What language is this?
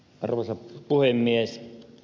Finnish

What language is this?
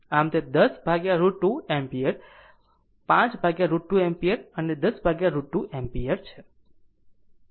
Gujarati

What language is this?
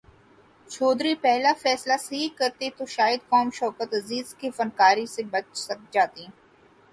Urdu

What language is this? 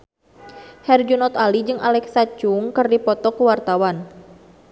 Sundanese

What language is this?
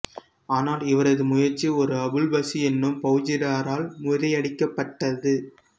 Tamil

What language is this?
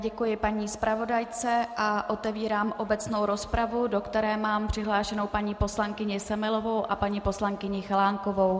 Czech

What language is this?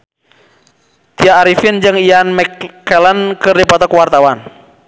Sundanese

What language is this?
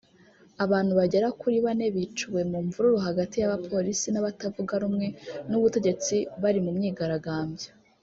Kinyarwanda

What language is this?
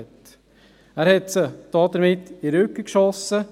Swiss German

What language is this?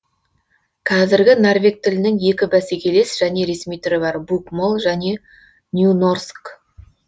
Kazakh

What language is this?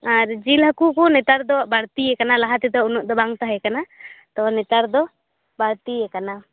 Santali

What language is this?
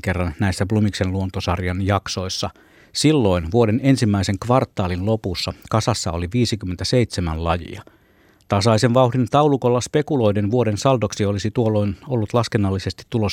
Finnish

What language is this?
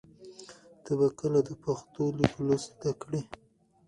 Pashto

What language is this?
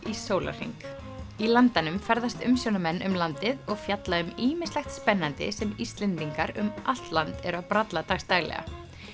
Icelandic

